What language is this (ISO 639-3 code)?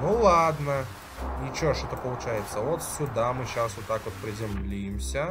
rus